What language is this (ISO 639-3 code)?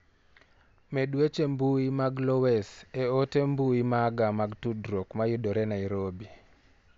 luo